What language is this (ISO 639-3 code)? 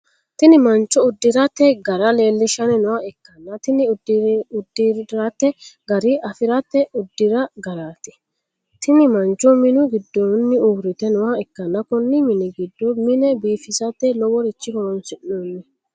sid